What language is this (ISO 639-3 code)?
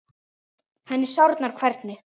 isl